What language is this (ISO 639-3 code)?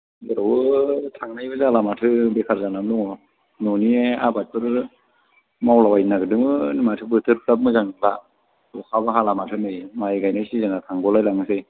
brx